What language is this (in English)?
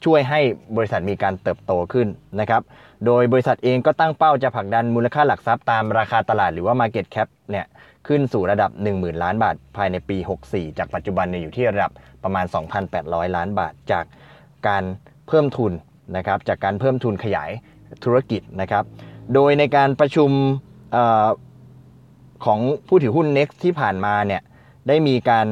Thai